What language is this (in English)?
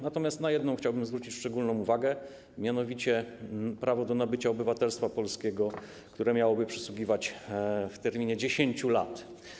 Polish